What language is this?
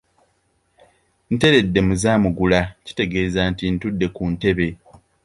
Ganda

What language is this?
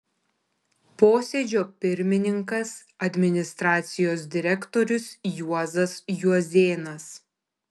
Lithuanian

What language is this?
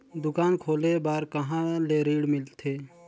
Chhattisgarhi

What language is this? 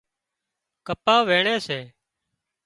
Wadiyara Koli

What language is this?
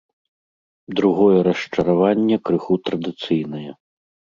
Belarusian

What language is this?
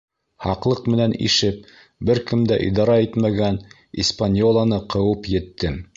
Bashkir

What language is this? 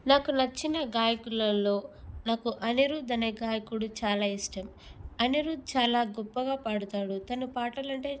Telugu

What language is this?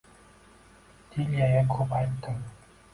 Uzbek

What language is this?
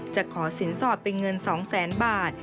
Thai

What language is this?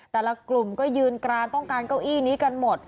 Thai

